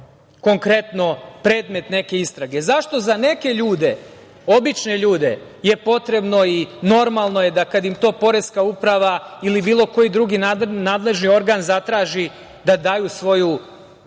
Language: Serbian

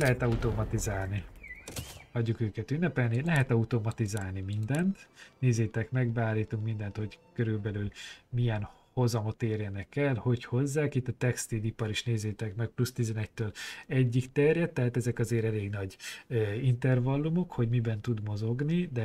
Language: Hungarian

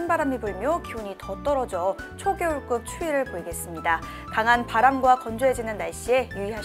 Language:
Korean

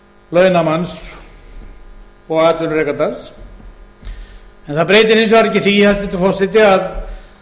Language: Icelandic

